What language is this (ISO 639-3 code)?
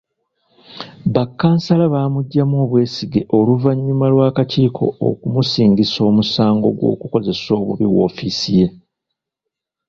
lug